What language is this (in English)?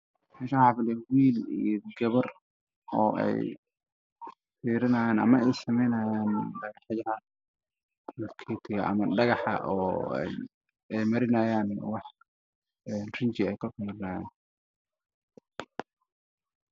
Somali